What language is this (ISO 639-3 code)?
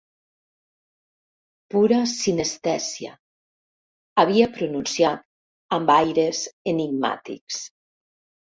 cat